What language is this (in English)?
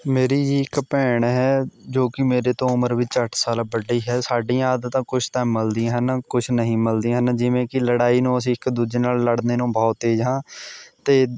Punjabi